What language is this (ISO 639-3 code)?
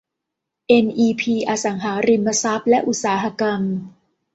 tha